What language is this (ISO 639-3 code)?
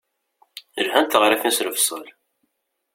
kab